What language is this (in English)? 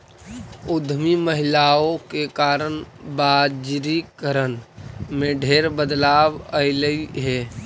Magahi